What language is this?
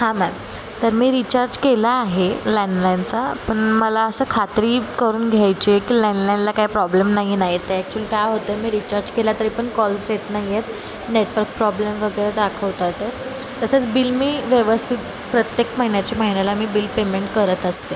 Marathi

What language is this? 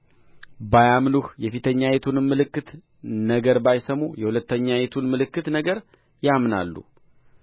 Amharic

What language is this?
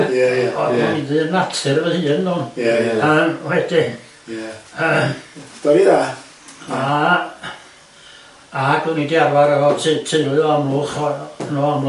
Welsh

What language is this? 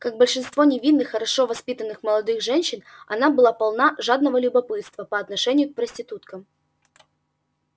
Russian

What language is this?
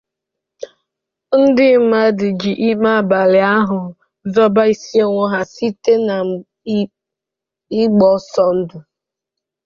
Igbo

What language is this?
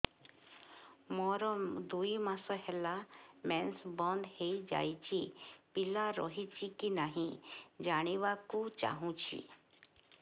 Odia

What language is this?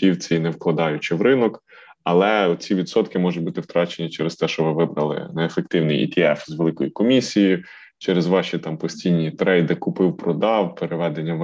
Ukrainian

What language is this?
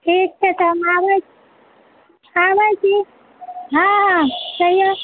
Maithili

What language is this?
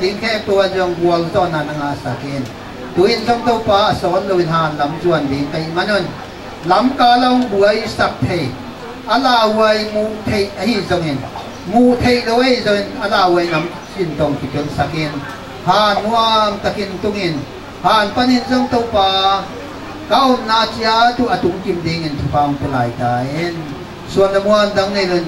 Thai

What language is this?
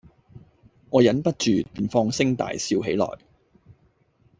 Cantonese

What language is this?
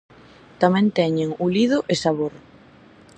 Galician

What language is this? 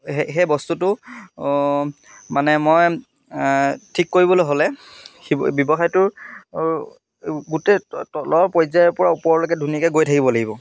Assamese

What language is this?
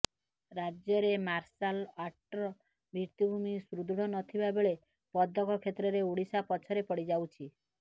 Odia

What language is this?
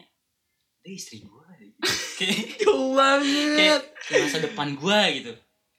Indonesian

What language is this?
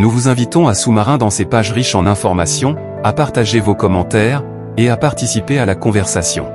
French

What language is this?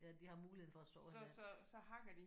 Danish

